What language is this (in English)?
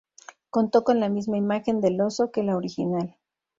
Spanish